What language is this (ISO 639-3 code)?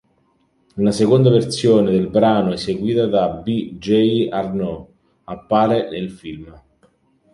ita